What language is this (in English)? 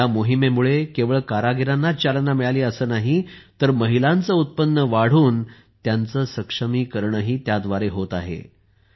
Marathi